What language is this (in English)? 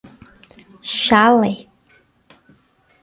Portuguese